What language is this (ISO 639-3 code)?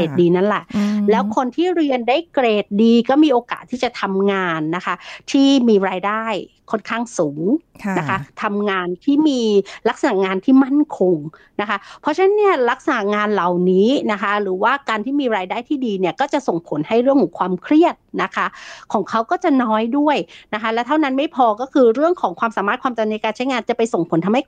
tha